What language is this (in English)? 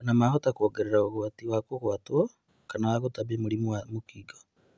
Kikuyu